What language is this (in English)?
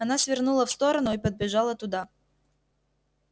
Russian